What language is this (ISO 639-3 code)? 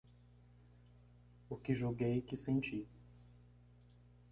por